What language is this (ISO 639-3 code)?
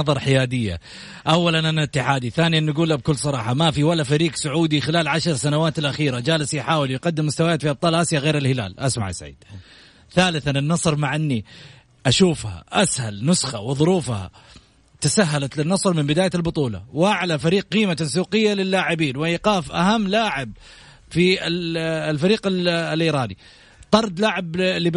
ara